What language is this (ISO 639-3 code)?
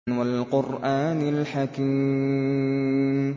ara